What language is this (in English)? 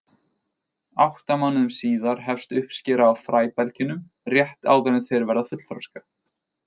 Icelandic